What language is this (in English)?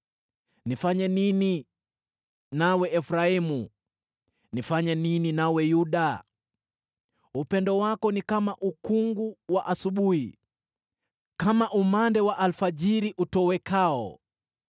Swahili